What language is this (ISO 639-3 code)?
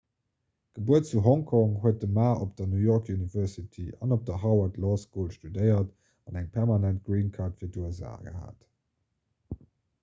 ltz